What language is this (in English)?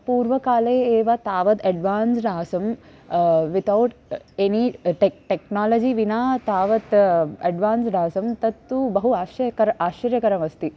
Sanskrit